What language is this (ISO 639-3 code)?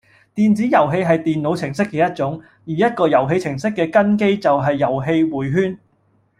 yue